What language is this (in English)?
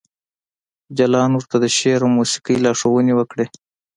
Pashto